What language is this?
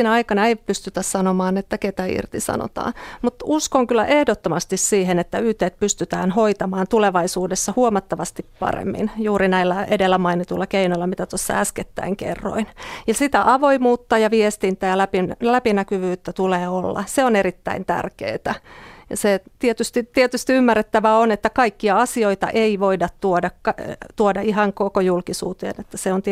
Finnish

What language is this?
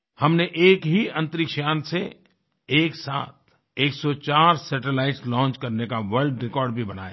Hindi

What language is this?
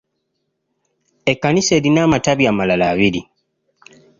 Ganda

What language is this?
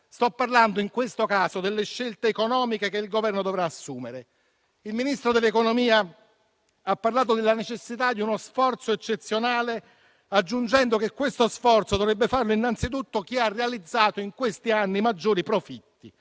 Italian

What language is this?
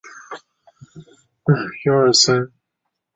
Chinese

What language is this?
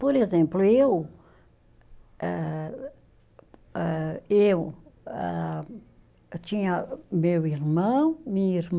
Portuguese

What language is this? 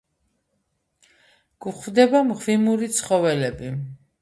Georgian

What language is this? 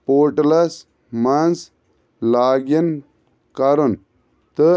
Kashmiri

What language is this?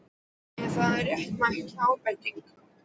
Icelandic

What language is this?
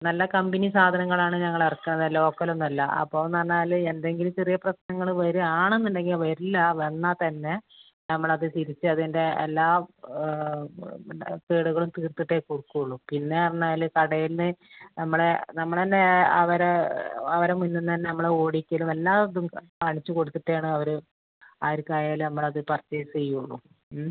Malayalam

